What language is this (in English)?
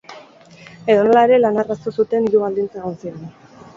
Basque